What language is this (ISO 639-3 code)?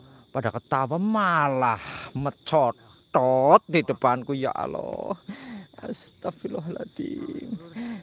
ind